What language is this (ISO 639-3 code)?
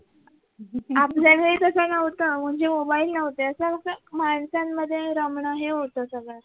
mar